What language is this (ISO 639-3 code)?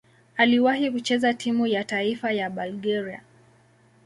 swa